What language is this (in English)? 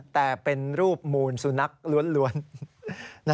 Thai